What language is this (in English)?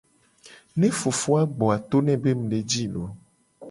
Gen